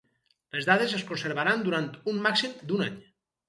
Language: Catalan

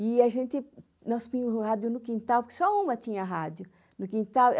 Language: Portuguese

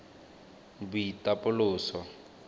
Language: Tswana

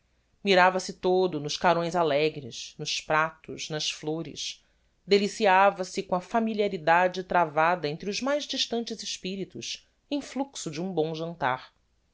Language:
Portuguese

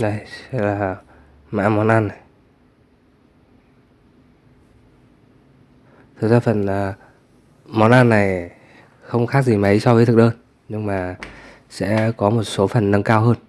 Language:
Vietnamese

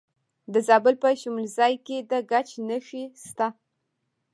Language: Pashto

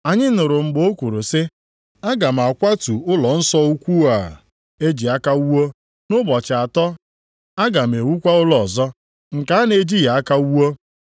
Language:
Igbo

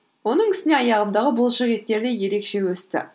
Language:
Kazakh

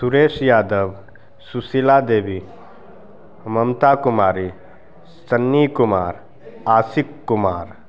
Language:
Maithili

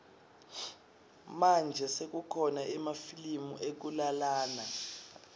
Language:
Swati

